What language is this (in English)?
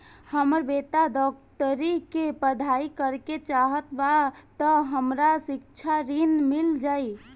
Bhojpuri